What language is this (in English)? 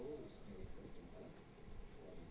Bhojpuri